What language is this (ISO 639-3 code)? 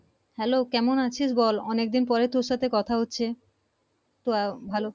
ben